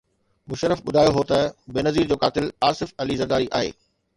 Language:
Sindhi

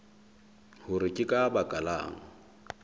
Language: Southern Sotho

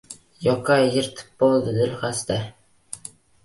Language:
Uzbek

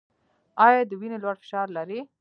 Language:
Pashto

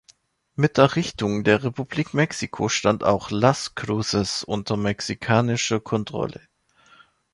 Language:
German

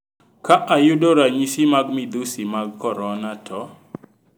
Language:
Luo (Kenya and Tanzania)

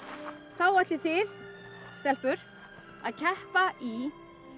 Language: Icelandic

